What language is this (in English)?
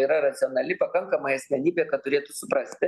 Lithuanian